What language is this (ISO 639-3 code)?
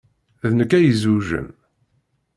kab